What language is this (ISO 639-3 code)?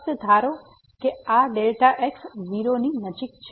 guj